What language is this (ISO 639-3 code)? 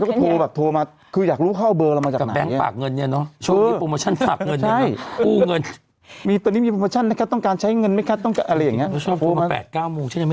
tha